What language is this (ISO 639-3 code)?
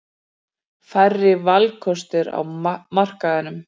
isl